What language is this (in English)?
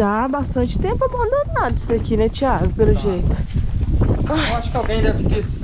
Portuguese